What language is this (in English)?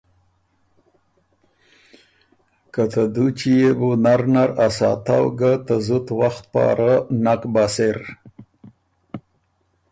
Ormuri